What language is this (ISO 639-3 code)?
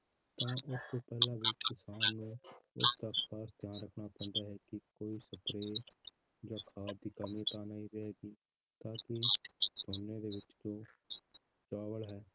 pan